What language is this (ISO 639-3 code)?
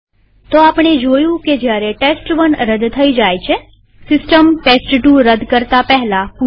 guj